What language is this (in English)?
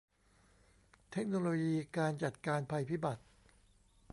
Thai